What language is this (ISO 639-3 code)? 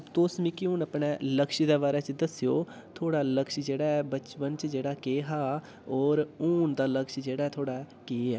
doi